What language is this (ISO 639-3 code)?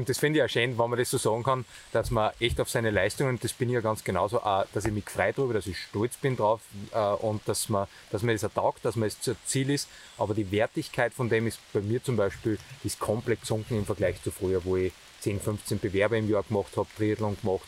deu